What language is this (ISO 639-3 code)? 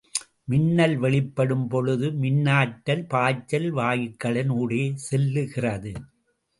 tam